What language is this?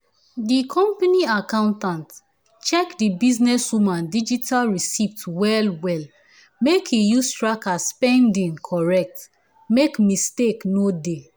Nigerian Pidgin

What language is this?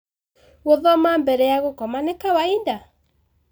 Kikuyu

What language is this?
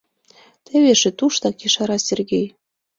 Mari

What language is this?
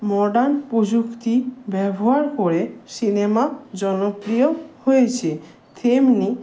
Bangla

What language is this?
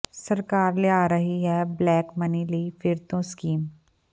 Punjabi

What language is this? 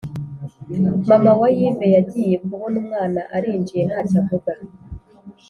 Kinyarwanda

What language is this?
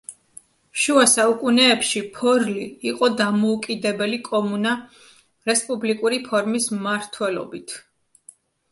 Georgian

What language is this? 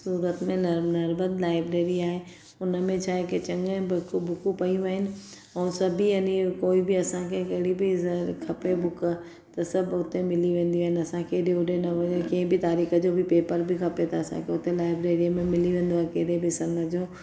Sindhi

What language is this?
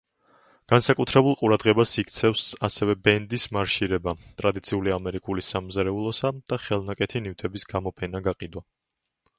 Georgian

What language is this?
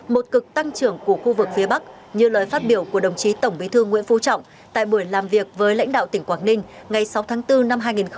Vietnamese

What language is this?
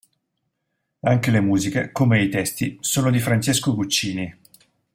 Italian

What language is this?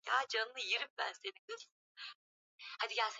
Swahili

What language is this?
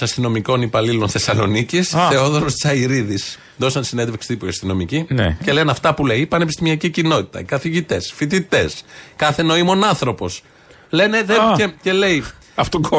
Greek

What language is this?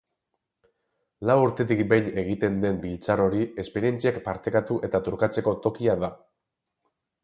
Basque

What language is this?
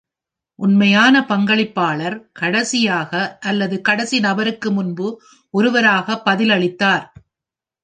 Tamil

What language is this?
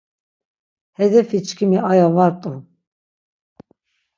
Laz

